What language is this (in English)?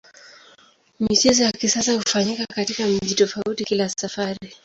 Swahili